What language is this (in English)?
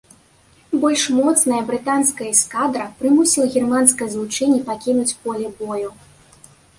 Belarusian